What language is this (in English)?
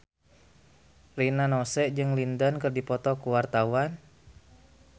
Sundanese